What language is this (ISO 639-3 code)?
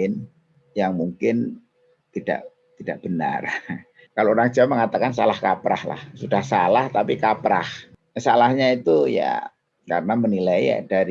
ind